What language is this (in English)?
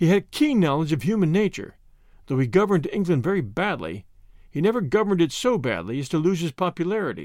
English